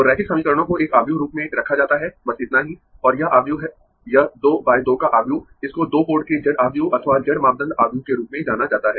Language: Hindi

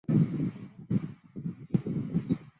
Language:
Chinese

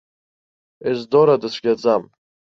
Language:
Abkhazian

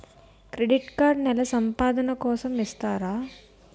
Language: Telugu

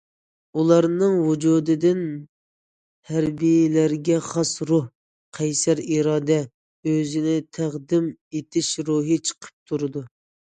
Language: Uyghur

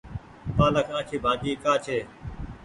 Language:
Goaria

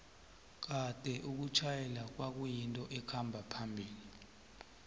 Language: South Ndebele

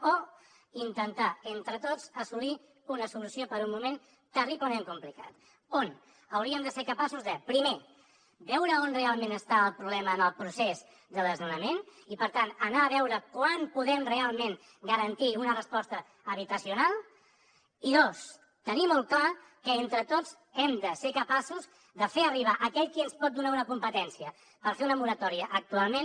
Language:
Catalan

